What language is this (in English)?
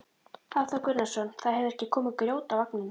Icelandic